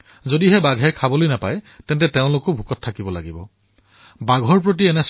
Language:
Assamese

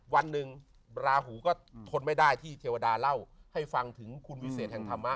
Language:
Thai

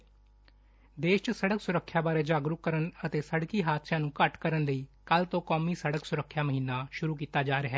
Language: Punjabi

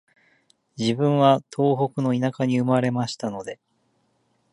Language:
Japanese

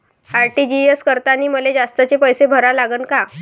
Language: Marathi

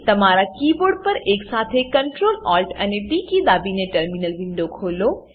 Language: Gujarati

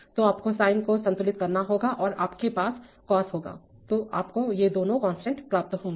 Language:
Hindi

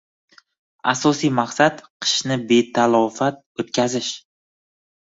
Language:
Uzbek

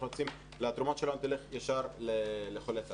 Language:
Hebrew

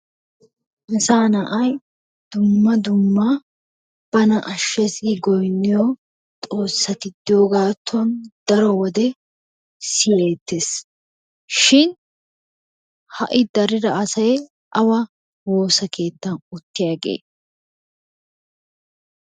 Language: Wolaytta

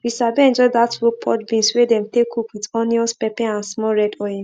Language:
Nigerian Pidgin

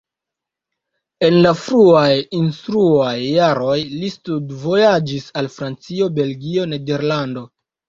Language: Esperanto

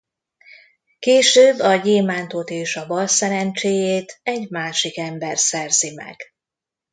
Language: Hungarian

